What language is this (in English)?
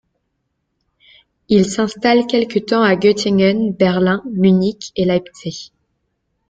French